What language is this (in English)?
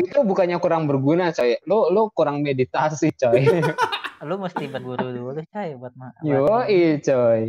Indonesian